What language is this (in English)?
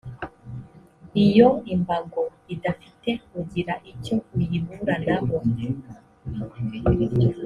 Kinyarwanda